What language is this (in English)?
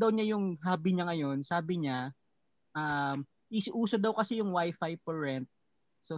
Filipino